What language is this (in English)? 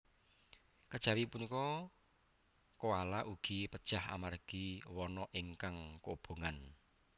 Javanese